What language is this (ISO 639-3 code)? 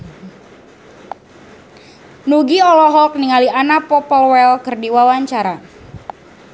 sun